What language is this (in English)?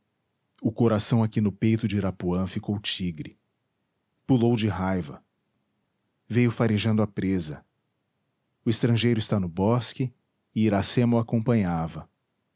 Portuguese